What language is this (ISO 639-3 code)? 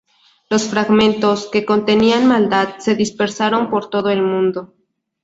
spa